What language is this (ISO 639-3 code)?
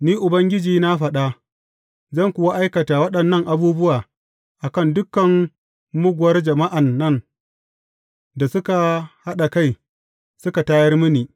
hau